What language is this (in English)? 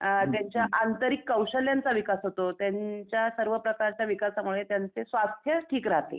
Marathi